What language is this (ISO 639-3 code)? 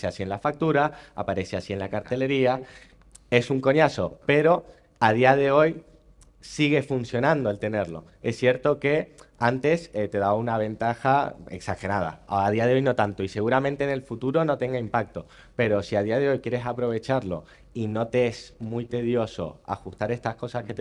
spa